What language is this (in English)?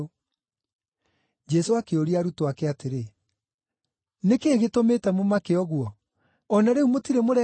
Kikuyu